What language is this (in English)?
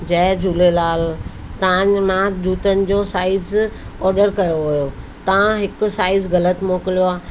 Sindhi